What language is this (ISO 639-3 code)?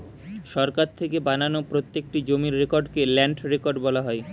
ben